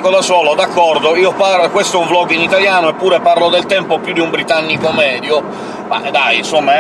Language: Italian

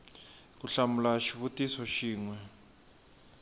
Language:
Tsonga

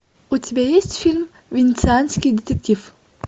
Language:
Russian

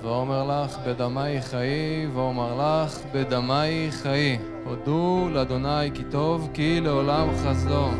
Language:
Hebrew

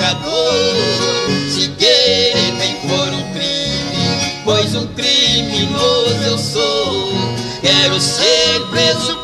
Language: Portuguese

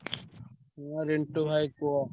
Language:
Odia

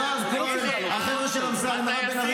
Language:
Hebrew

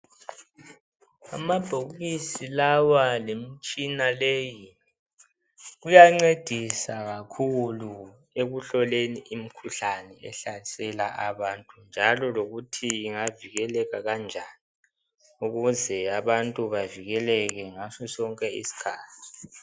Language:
North Ndebele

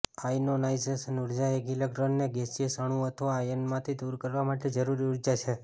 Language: Gujarati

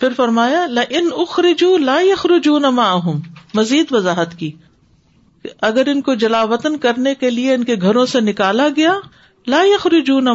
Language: Urdu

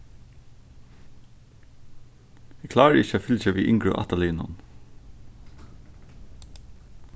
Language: Faroese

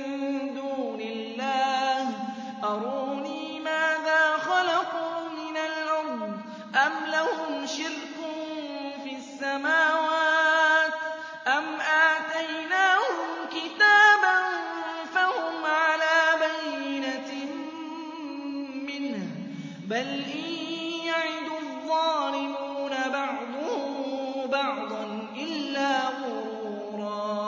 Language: Arabic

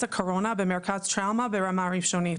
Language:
Hebrew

